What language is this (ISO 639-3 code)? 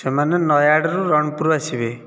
ori